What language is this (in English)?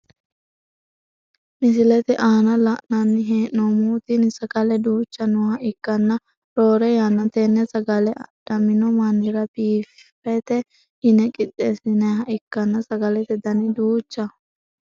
Sidamo